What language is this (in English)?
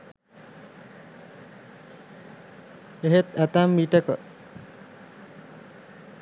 Sinhala